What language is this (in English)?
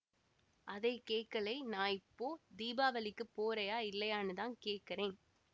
Tamil